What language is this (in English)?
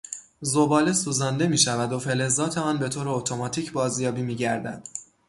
Persian